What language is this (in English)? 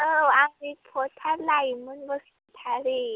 Bodo